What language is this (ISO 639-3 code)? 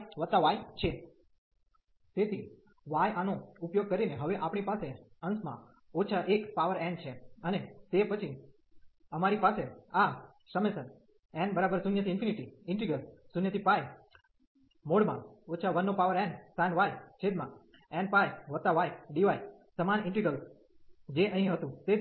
guj